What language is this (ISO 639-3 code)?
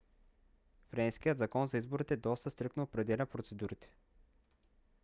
bul